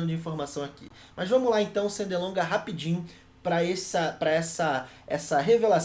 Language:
Portuguese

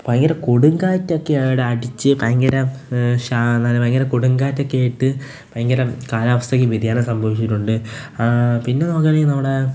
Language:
Malayalam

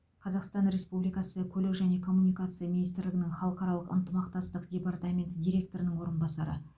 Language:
Kazakh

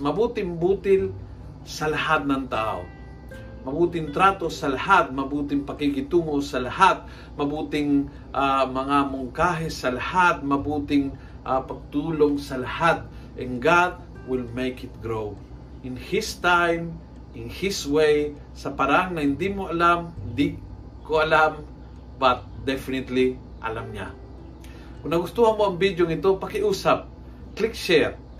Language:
Filipino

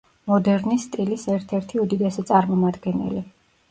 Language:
Georgian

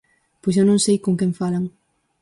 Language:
Galician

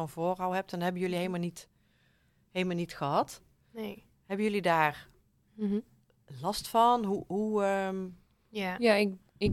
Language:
Dutch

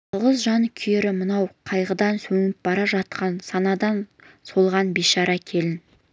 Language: Kazakh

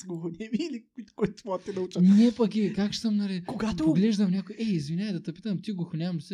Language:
Bulgarian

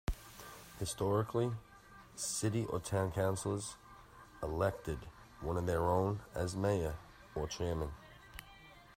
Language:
English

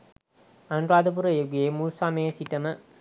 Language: Sinhala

